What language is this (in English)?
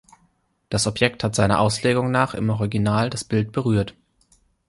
German